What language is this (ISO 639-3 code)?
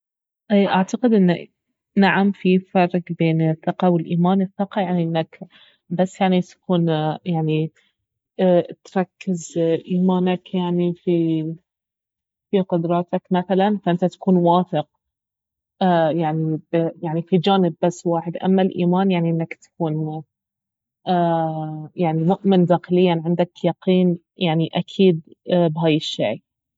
abv